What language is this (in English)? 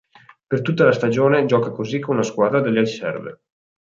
Italian